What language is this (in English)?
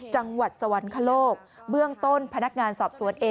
Thai